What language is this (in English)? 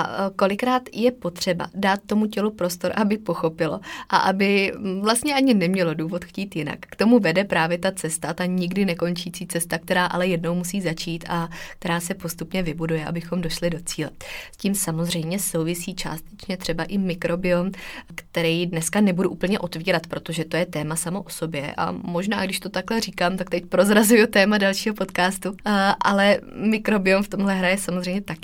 Czech